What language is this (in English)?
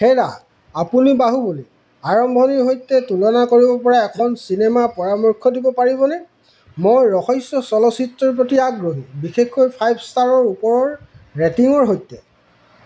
Assamese